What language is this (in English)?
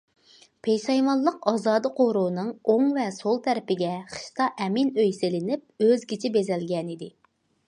Uyghur